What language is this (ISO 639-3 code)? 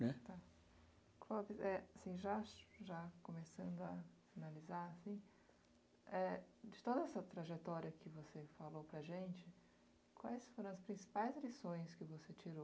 por